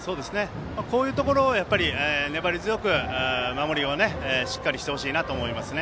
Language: Japanese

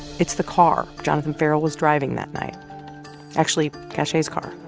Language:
English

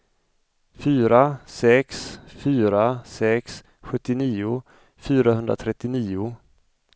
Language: Swedish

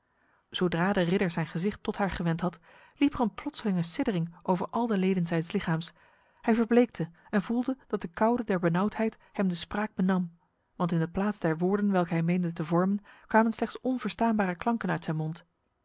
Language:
Dutch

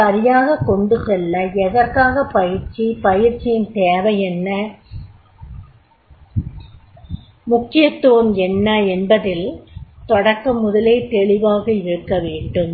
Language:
Tamil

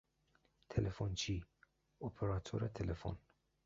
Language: Persian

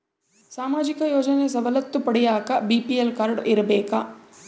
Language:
Kannada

